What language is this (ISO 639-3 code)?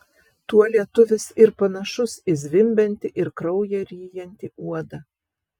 lit